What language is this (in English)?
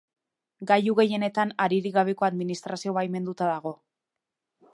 Basque